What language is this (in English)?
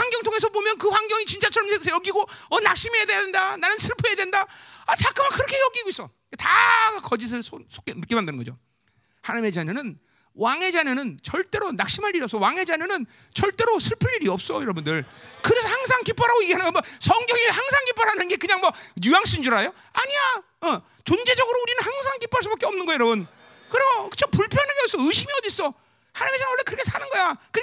Korean